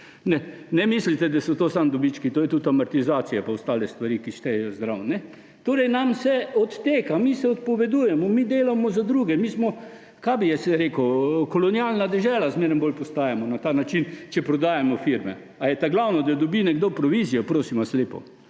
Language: Slovenian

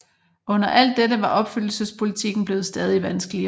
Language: Danish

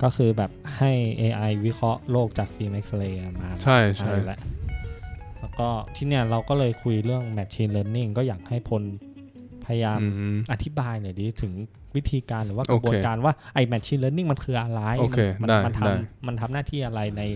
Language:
Thai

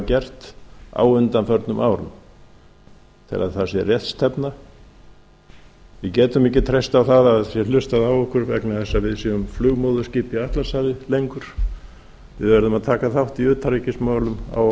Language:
Icelandic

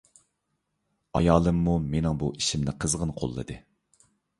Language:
Uyghur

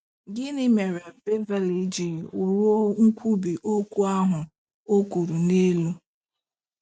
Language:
Igbo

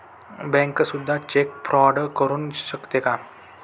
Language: Marathi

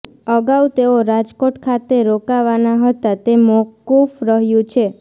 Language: Gujarati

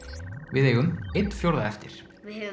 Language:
Icelandic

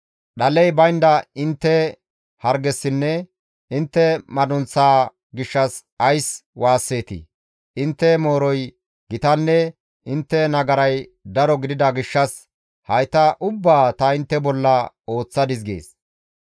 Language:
Gamo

